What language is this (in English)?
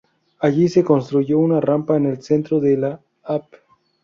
Spanish